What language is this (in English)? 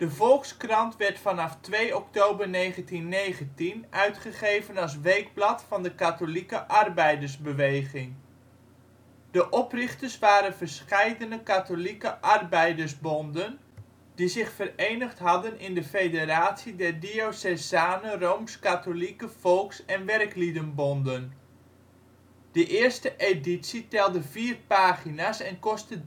Dutch